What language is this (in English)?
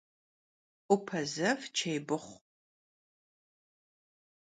Kabardian